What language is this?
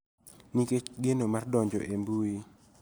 Luo (Kenya and Tanzania)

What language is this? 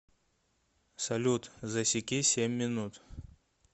Russian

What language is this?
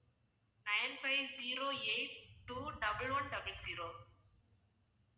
Tamil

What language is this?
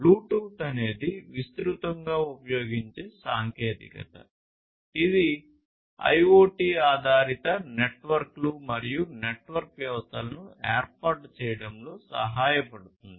Telugu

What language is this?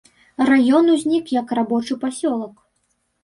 Belarusian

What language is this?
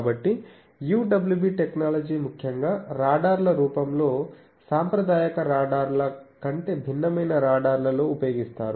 Telugu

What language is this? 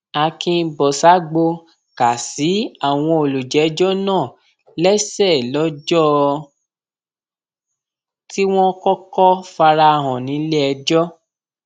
Yoruba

